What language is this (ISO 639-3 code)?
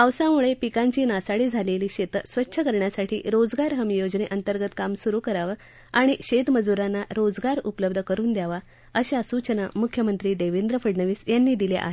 mar